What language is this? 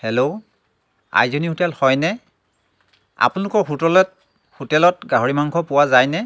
Assamese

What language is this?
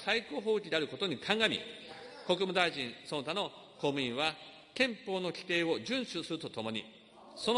Japanese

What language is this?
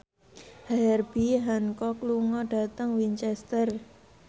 Javanese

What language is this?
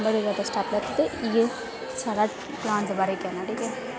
Dogri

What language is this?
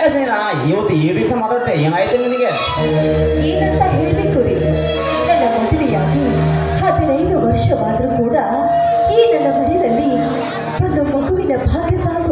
Indonesian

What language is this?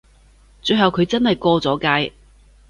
Cantonese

